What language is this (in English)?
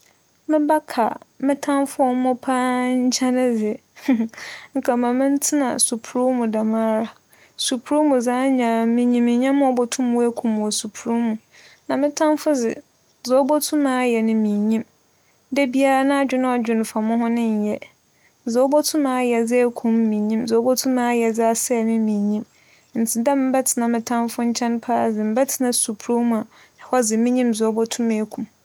Akan